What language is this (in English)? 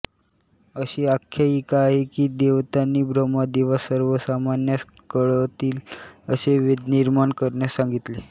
Marathi